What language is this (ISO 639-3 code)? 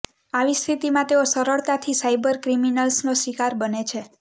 guj